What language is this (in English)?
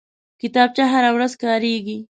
Pashto